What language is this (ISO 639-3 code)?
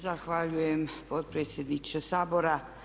hrv